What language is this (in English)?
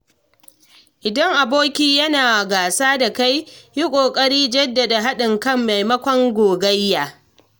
Hausa